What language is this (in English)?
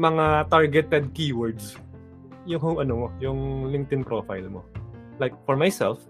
Filipino